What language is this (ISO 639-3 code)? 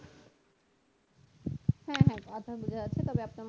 ben